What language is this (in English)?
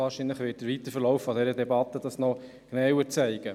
Swiss German